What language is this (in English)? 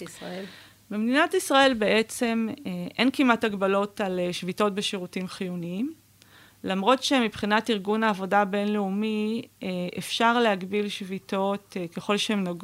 Hebrew